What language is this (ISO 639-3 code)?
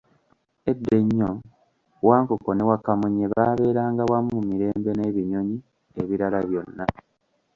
lug